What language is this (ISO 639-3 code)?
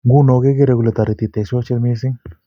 kln